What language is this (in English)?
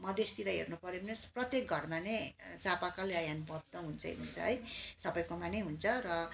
Nepali